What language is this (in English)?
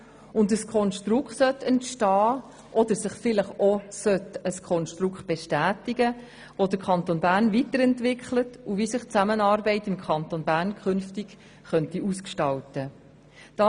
Swiss German